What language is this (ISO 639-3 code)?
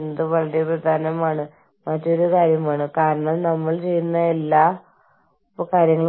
mal